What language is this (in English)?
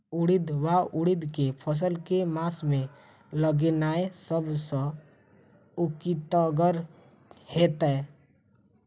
Maithili